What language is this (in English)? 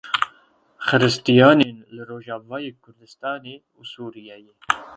Kurdish